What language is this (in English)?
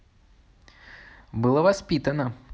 Russian